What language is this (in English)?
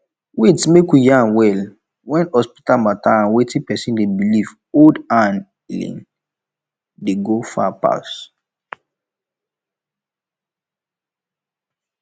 Nigerian Pidgin